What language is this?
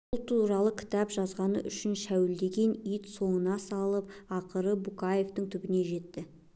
Kazakh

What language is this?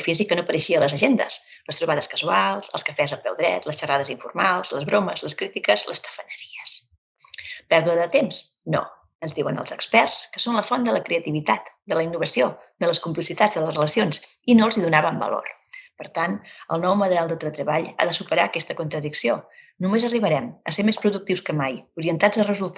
Catalan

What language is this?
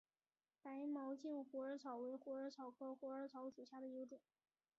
Chinese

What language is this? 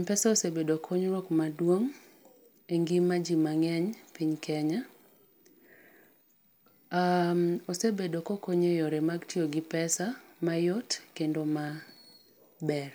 Luo (Kenya and Tanzania)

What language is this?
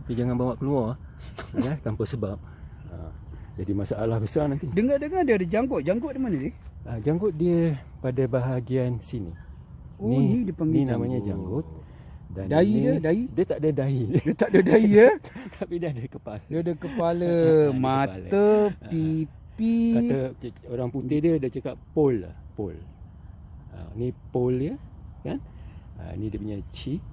Malay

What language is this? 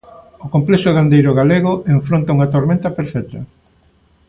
Galician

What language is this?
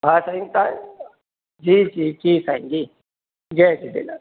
Sindhi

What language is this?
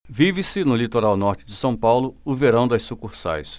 Portuguese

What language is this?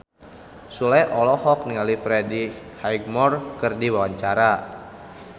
Sundanese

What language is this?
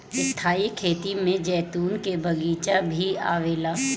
Bhojpuri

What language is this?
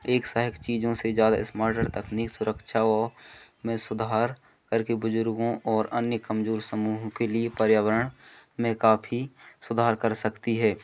Hindi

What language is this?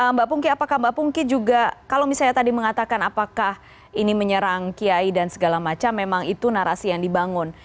Indonesian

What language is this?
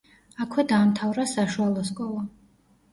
Georgian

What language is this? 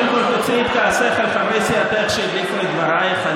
Hebrew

